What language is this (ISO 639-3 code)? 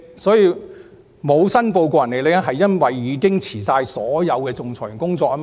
yue